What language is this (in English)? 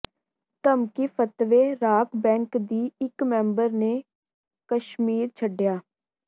Punjabi